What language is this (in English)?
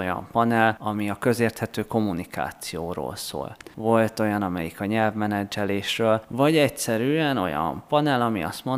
Hungarian